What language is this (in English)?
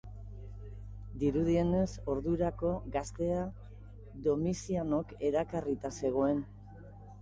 Basque